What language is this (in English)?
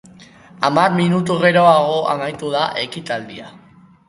Basque